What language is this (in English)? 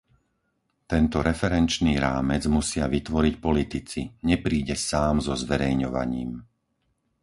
Slovak